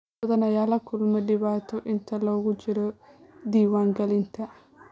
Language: Somali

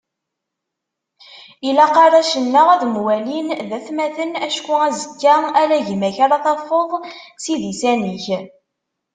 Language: Kabyle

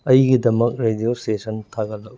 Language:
Manipuri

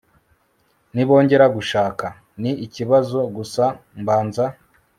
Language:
Kinyarwanda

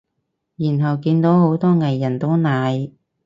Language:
Cantonese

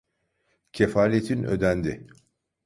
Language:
Turkish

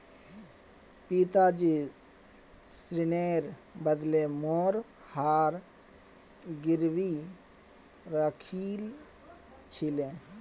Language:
Magahi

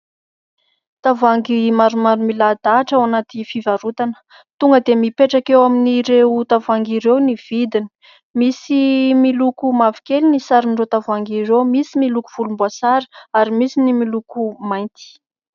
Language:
Malagasy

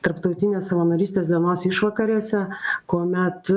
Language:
Lithuanian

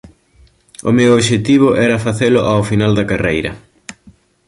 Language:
Galician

